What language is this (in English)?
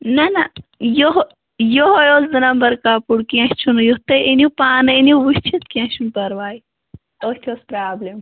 Kashmiri